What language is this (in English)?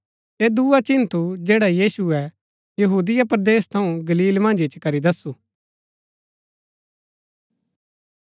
Gaddi